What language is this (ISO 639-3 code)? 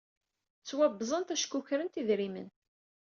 kab